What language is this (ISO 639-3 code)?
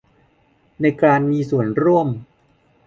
tha